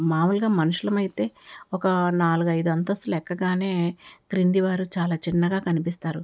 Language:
Telugu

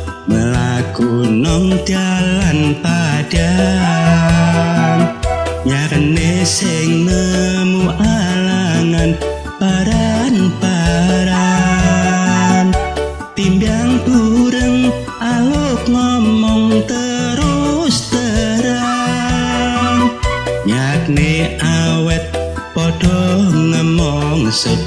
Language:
Indonesian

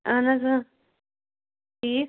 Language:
Kashmiri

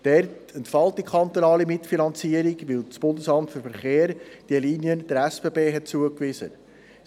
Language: Swiss German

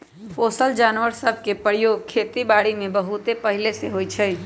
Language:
Magahi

